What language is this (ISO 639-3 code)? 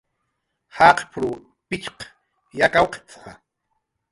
jqr